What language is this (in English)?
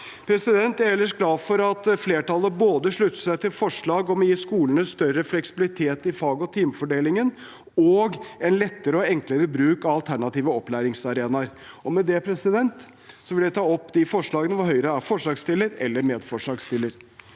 Norwegian